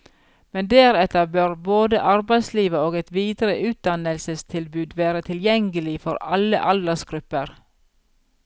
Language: Norwegian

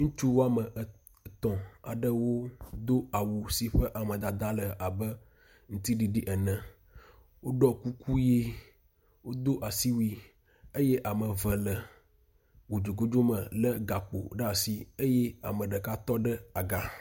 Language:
Ewe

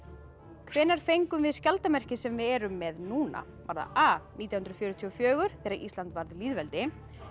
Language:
Icelandic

